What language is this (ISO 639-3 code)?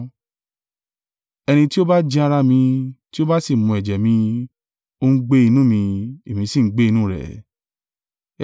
yor